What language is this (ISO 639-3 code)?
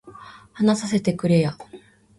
jpn